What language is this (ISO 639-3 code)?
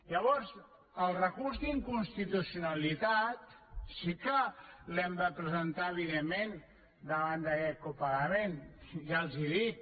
cat